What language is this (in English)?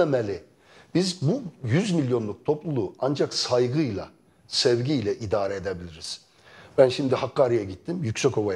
Turkish